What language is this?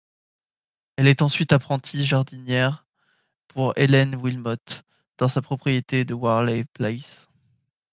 French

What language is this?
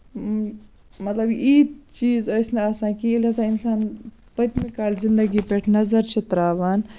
Kashmiri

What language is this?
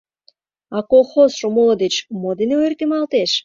Mari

